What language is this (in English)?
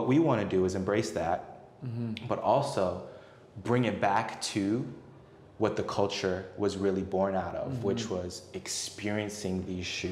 English